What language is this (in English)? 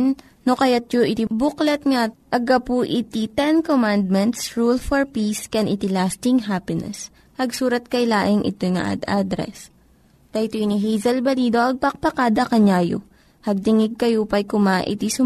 Filipino